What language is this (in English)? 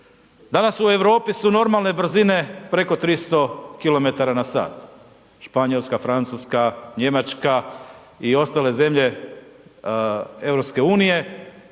Croatian